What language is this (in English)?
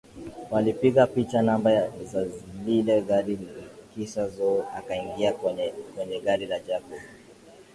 Swahili